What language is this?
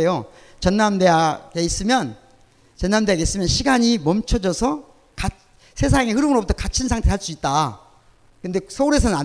Korean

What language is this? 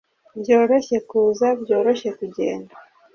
Kinyarwanda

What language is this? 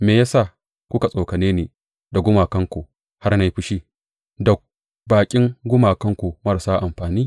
Hausa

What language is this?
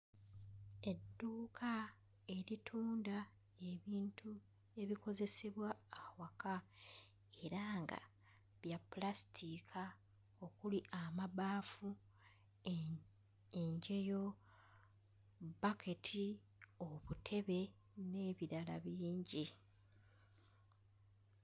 Ganda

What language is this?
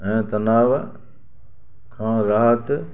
Sindhi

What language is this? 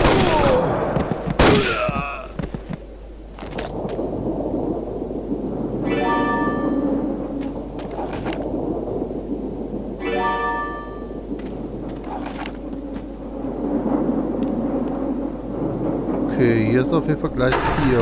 German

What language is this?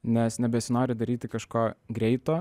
Lithuanian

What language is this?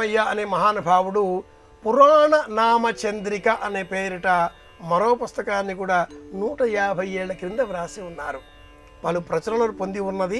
Telugu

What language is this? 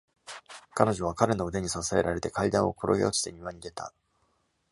Japanese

